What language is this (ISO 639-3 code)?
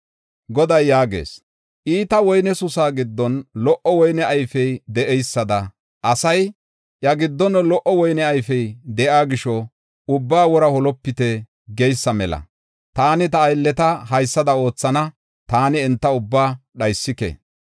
gof